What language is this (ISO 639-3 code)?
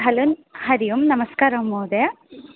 san